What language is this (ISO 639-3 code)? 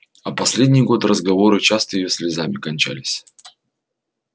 rus